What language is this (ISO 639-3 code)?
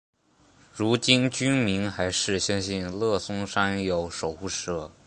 zho